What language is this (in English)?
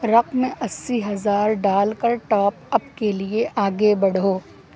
Urdu